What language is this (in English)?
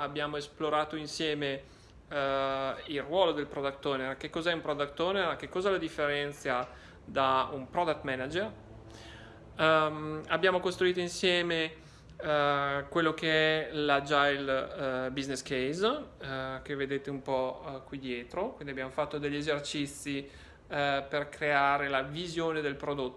Italian